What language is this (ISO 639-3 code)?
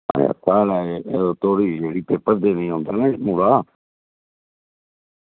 doi